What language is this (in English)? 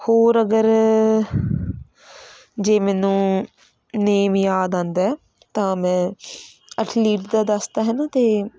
Punjabi